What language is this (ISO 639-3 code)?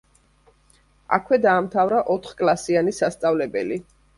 kat